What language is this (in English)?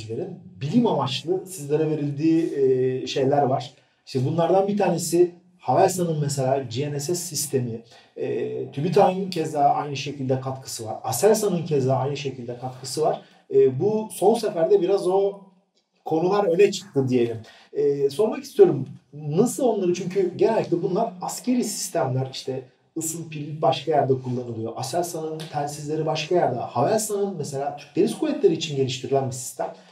Turkish